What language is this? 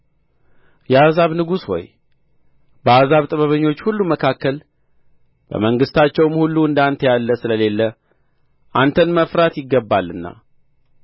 Amharic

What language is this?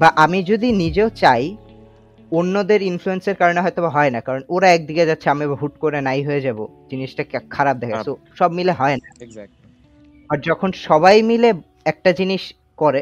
Bangla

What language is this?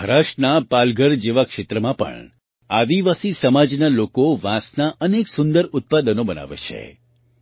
Gujarati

